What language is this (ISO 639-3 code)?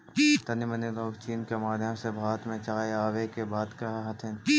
mag